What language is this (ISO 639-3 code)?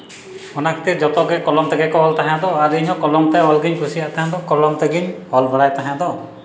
sat